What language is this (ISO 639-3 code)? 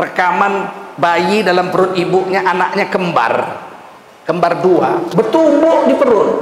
ind